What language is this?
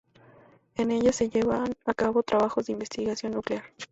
Spanish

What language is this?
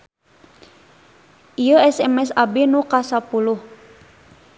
Sundanese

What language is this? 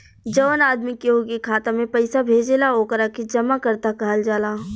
Bhojpuri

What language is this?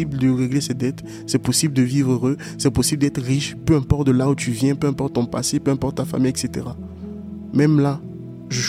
French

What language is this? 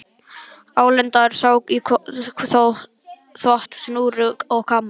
Icelandic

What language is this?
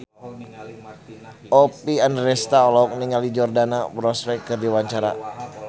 Sundanese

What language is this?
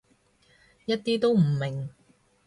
Cantonese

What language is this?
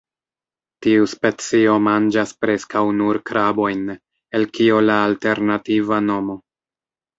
Esperanto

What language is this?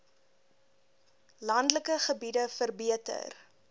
Afrikaans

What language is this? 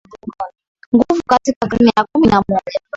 Swahili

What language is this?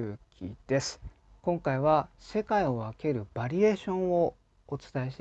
Japanese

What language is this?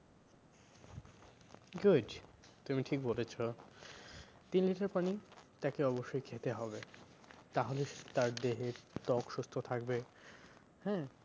Bangla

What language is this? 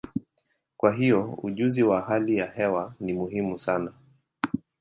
Swahili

